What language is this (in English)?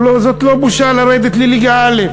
Hebrew